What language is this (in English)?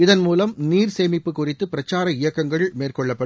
Tamil